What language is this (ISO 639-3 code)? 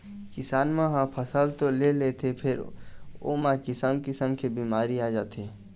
hne